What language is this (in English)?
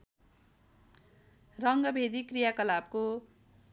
Nepali